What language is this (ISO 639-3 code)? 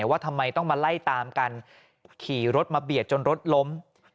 tha